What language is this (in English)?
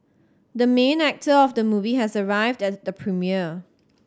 English